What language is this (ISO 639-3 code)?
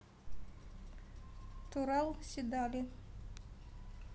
rus